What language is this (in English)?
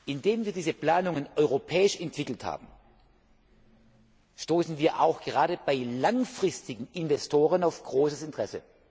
German